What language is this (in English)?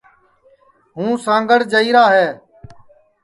Sansi